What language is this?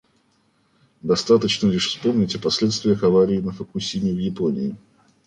Russian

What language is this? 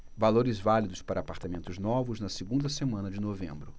Portuguese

